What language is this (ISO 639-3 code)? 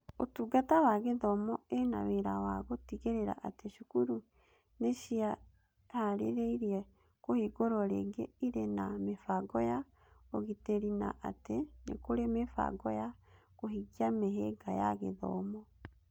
kik